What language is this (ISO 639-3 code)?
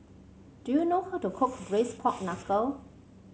eng